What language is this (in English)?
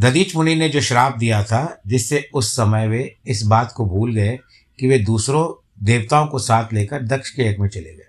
Hindi